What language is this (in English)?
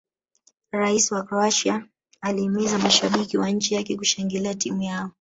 Swahili